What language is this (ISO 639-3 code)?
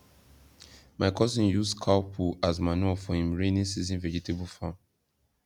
pcm